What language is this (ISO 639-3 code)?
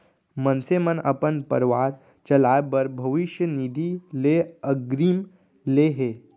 hne